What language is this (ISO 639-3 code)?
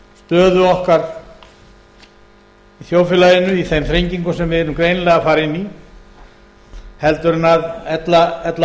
isl